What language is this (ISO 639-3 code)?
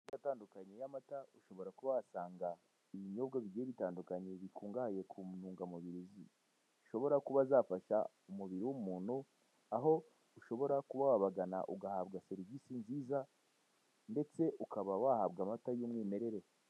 kin